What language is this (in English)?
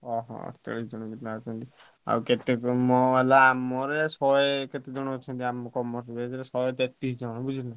Odia